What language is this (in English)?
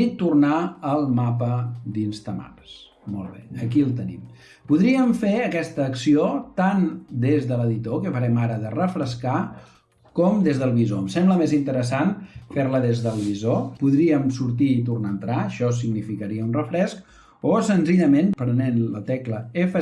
Catalan